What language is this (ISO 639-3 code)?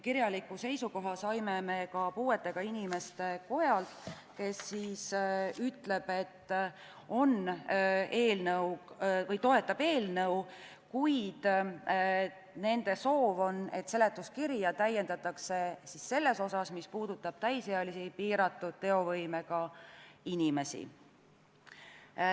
est